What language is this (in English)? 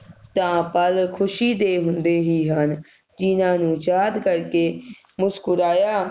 Punjabi